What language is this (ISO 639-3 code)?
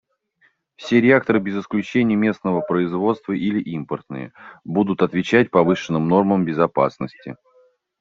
rus